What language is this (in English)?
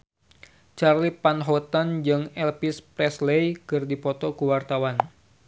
Sundanese